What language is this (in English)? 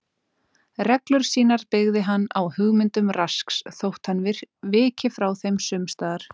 Icelandic